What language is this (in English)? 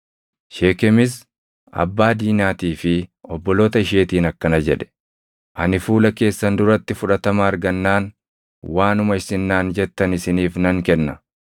Oromo